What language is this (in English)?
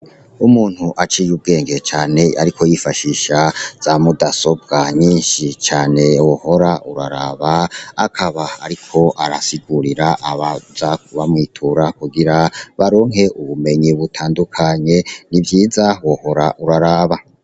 Rundi